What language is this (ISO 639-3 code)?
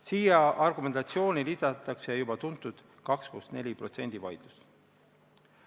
est